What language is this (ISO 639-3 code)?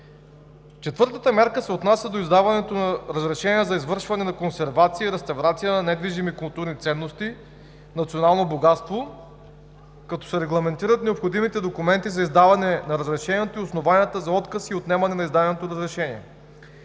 bul